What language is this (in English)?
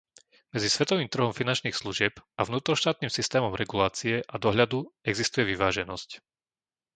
Slovak